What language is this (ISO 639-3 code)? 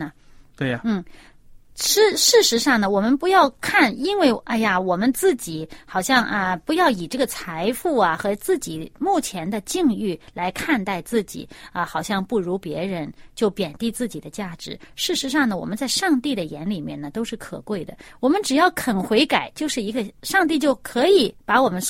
zho